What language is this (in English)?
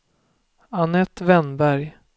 Swedish